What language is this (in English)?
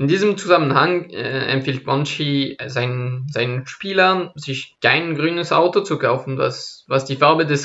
German